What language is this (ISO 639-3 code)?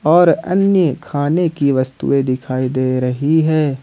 hin